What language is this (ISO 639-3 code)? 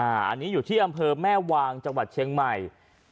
tha